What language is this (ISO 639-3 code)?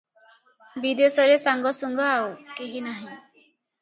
ori